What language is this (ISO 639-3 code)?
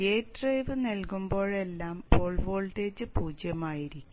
mal